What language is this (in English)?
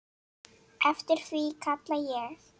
Icelandic